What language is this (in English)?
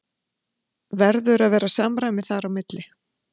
Icelandic